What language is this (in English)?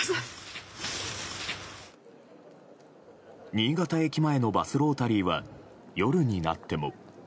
Japanese